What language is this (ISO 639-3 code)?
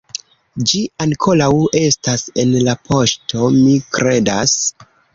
epo